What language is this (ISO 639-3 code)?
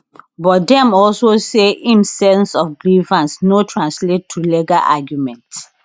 pcm